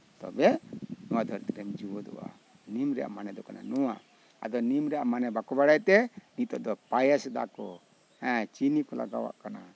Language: Santali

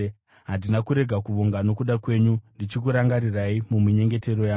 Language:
Shona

